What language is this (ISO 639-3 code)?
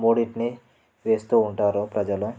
tel